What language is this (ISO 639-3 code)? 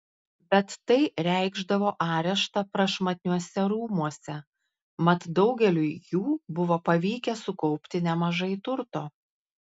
lit